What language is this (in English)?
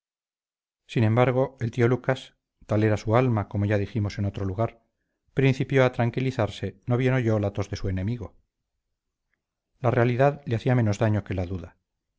Spanish